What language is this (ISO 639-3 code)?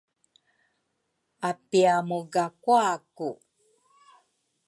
dru